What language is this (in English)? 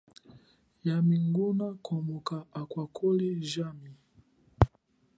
Chokwe